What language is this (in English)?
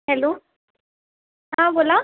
Marathi